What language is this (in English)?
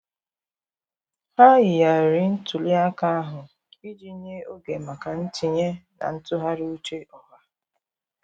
Igbo